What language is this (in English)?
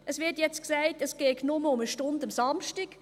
Swiss German